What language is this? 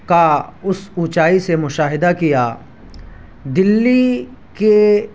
Urdu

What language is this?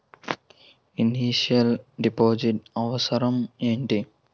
Telugu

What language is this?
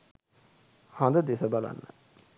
Sinhala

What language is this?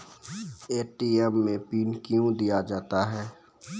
Maithili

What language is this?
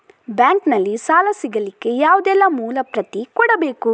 Kannada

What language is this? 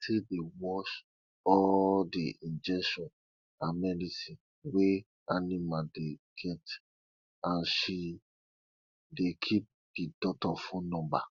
Nigerian Pidgin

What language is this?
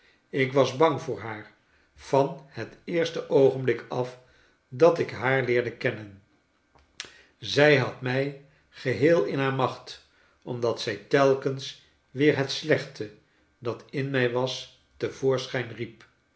Dutch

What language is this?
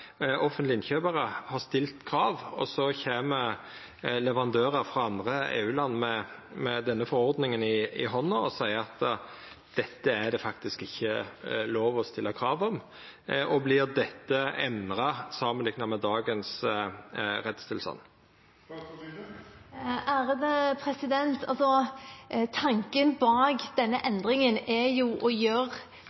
Norwegian Nynorsk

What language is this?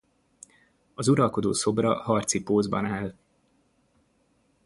Hungarian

